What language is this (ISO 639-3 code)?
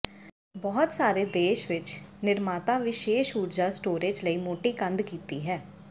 pan